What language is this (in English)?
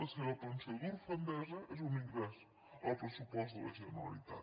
Catalan